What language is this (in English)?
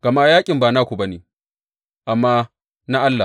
Hausa